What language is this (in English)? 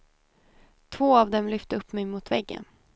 Swedish